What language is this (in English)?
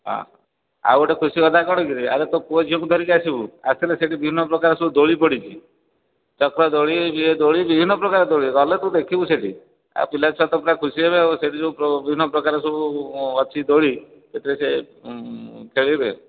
Odia